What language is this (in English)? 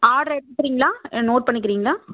Tamil